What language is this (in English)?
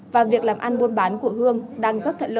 Vietnamese